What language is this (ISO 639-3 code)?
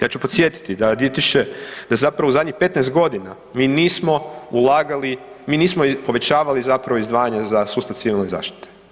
hrv